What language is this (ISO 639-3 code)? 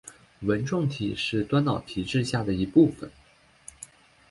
zho